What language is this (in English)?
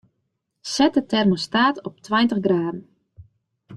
Western Frisian